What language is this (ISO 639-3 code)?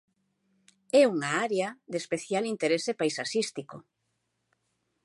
glg